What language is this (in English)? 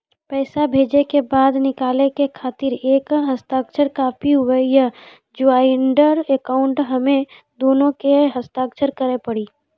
Maithili